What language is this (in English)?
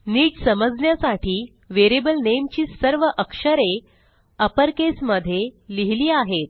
Marathi